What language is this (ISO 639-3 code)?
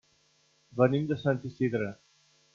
cat